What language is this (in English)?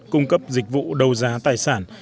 Vietnamese